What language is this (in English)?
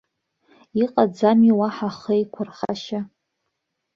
Abkhazian